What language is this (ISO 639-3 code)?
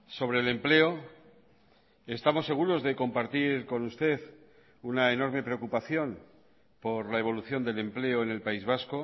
spa